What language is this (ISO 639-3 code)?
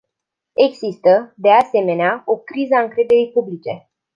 ron